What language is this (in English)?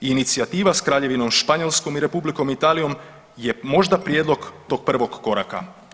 Croatian